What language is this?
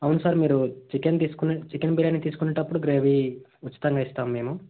Telugu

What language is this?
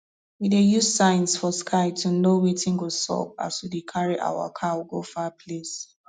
Nigerian Pidgin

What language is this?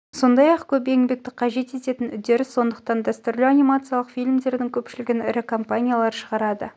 Kazakh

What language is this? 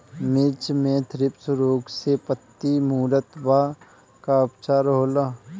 Bhojpuri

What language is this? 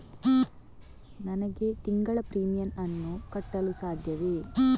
Kannada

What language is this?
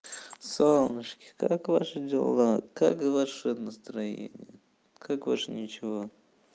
Russian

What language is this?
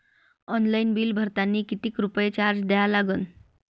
Marathi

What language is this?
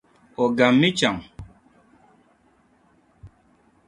Dagbani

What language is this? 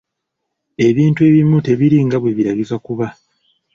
Ganda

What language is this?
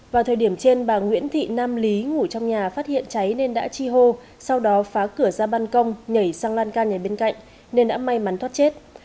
Vietnamese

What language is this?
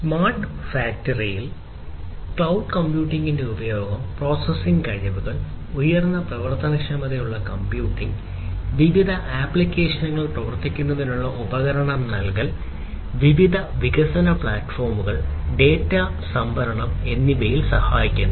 Malayalam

